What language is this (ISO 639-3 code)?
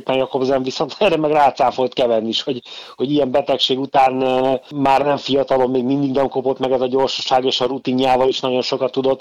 hun